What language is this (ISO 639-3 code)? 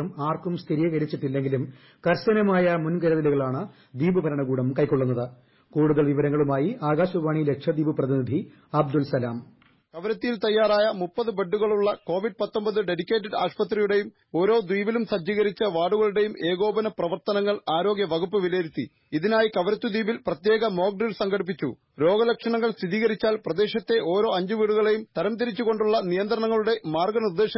mal